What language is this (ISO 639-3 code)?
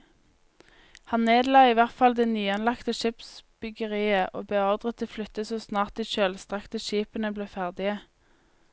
nor